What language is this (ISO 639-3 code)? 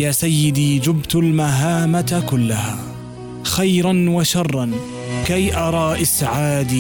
ara